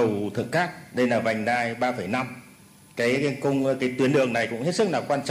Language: Vietnamese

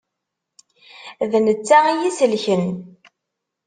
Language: Kabyle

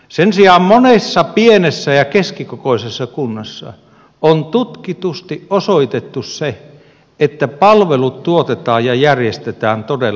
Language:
Finnish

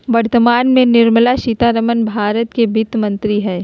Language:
Magahi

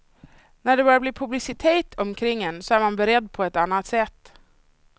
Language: Swedish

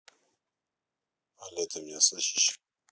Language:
Russian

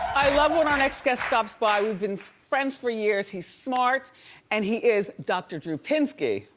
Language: English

